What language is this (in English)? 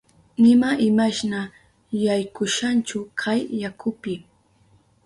Southern Pastaza Quechua